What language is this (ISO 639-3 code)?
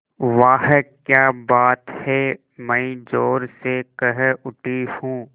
hin